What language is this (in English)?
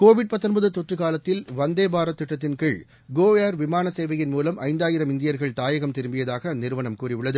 Tamil